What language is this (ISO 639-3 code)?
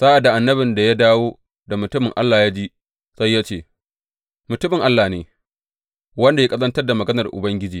hau